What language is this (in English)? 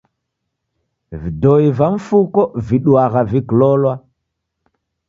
Taita